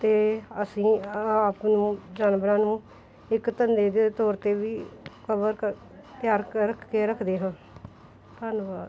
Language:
Punjabi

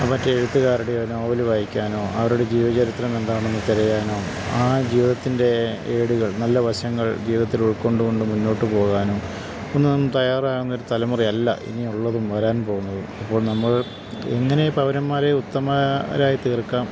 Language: Malayalam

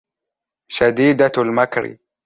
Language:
Arabic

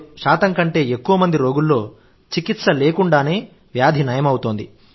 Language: Telugu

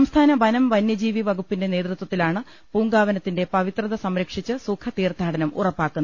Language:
Malayalam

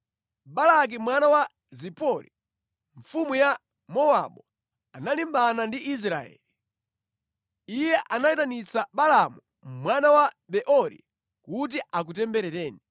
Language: Nyanja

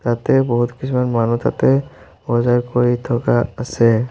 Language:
Assamese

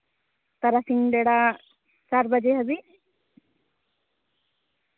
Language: Santali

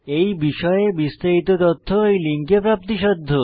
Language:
Bangla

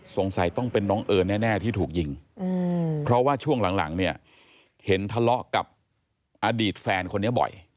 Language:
Thai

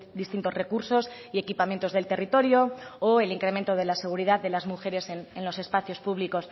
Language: Spanish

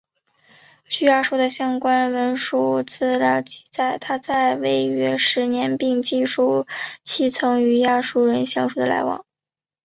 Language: Chinese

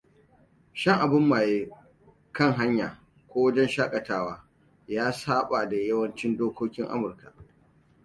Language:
Hausa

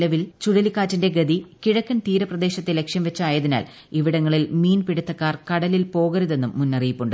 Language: Malayalam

